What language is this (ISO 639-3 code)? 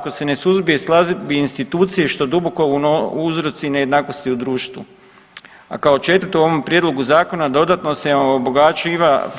hrv